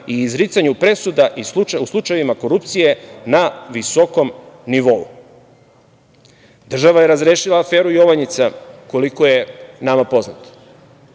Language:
Serbian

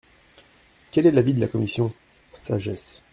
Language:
French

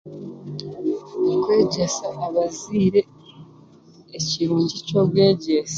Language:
Chiga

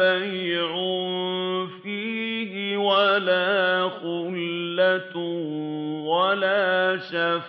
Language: Arabic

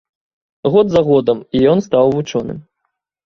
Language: Belarusian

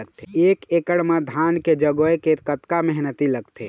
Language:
Chhattisgarhi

